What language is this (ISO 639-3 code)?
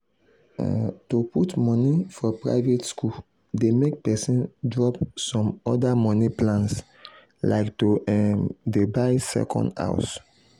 pcm